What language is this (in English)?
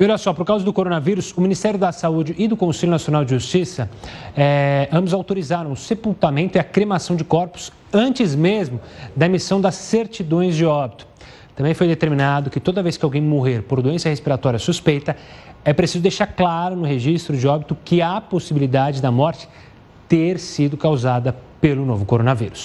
Portuguese